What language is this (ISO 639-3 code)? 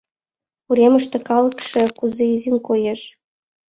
chm